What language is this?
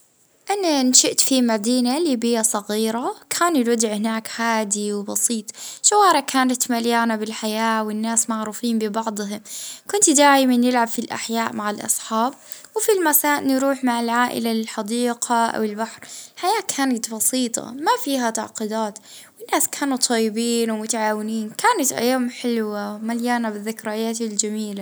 Libyan Arabic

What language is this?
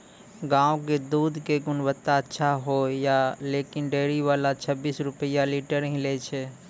Maithili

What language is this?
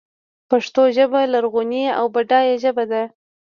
Pashto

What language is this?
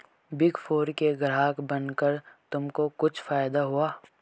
Hindi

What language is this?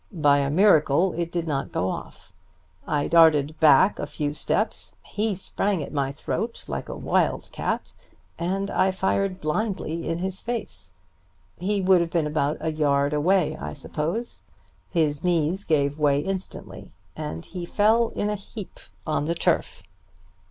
English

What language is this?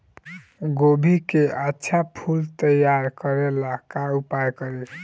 Bhojpuri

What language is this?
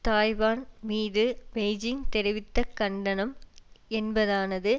Tamil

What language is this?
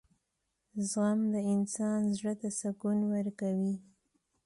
Pashto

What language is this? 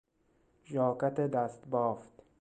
Persian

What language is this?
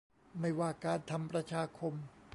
Thai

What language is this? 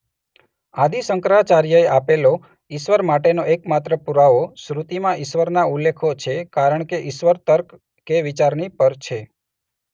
Gujarati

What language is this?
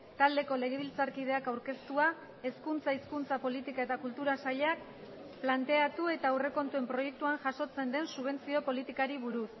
Basque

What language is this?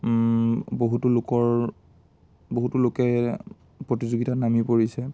Assamese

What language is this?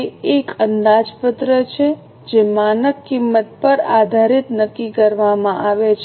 Gujarati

